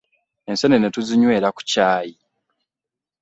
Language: Ganda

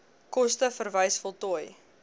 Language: Afrikaans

